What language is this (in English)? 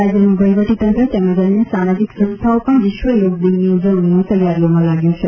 Gujarati